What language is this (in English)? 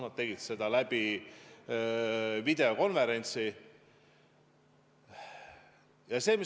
Estonian